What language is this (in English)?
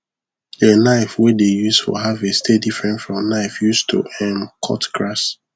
Nigerian Pidgin